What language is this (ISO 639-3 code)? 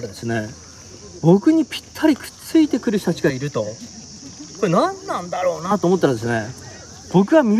jpn